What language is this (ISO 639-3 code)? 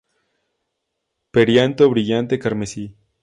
spa